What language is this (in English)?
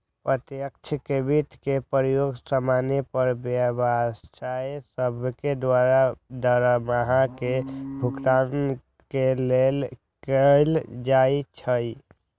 Magahi